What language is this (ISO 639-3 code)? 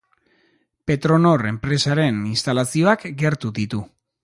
eus